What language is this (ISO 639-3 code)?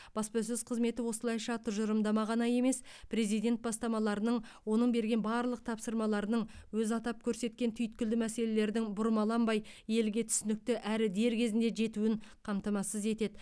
kaz